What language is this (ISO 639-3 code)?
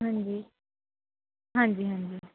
pan